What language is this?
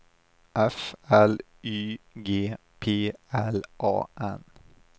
Swedish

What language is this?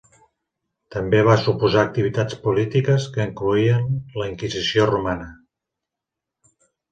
Catalan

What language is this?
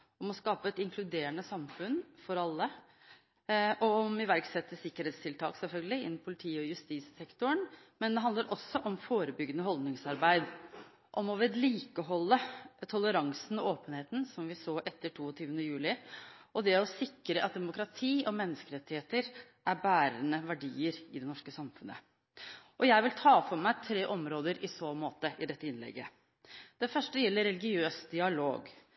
Norwegian Bokmål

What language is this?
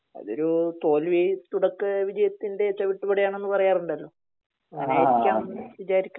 Malayalam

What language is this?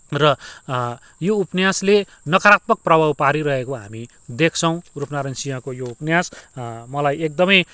Nepali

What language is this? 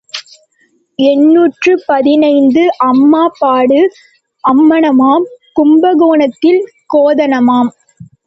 Tamil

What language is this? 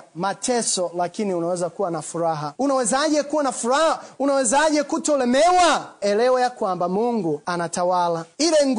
Swahili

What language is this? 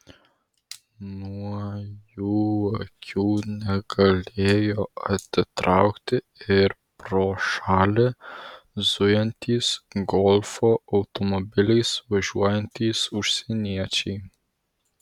Lithuanian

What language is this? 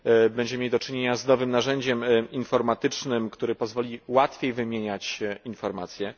Polish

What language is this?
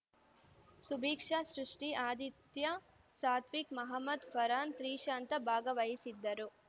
Kannada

